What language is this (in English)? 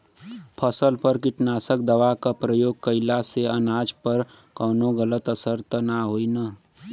Bhojpuri